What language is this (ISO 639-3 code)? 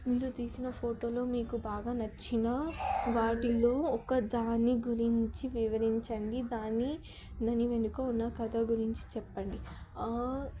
tel